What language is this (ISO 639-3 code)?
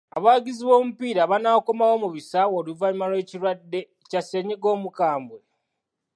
lug